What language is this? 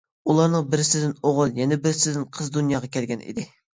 Uyghur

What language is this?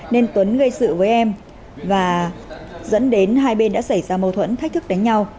Vietnamese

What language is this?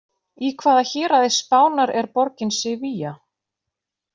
Icelandic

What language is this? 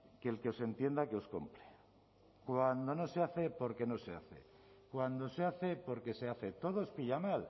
Spanish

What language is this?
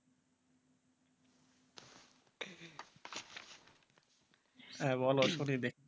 Bangla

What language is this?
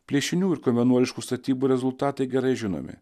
Lithuanian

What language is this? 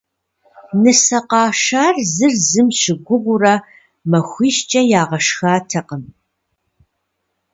Kabardian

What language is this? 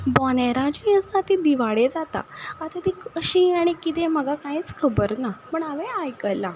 Konkani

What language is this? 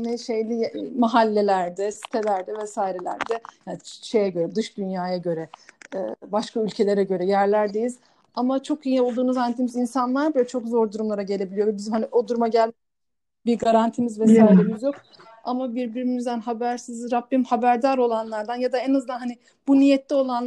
Turkish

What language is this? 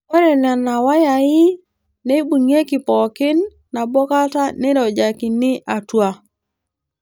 Masai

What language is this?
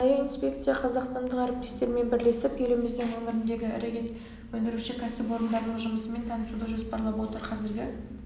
Kazakh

